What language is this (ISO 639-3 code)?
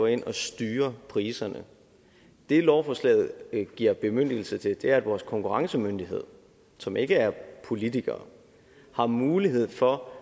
dan